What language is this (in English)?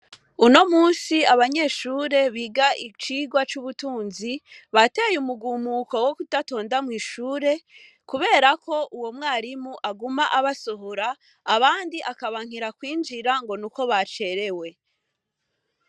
Rundi